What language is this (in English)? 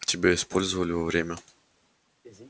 Russian